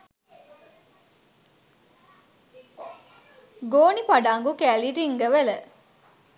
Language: Sinhala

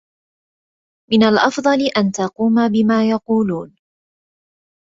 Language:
Arabic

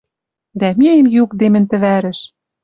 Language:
Western Mari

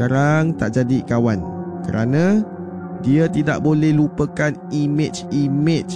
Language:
Malay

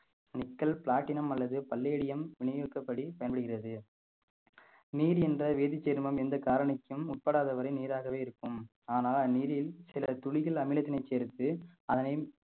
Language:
Tamil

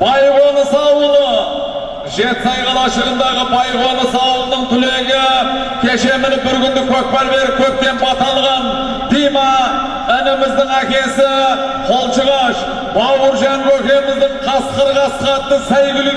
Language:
Turkish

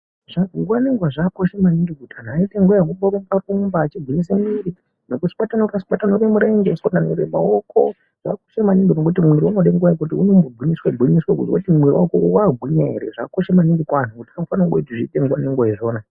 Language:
Ndau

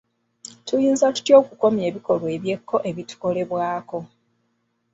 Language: Ganda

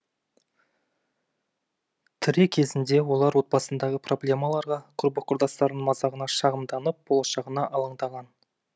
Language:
Kazakh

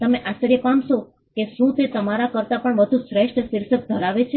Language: Gujarati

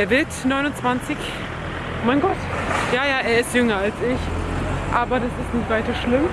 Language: German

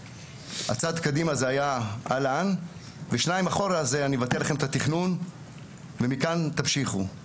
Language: Hebrew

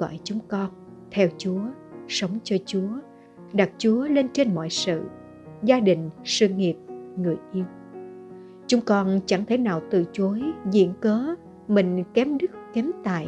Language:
Vietnamese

